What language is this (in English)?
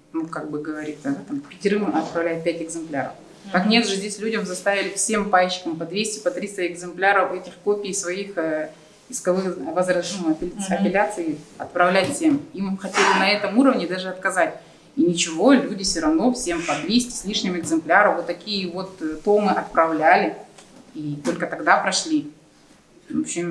Russian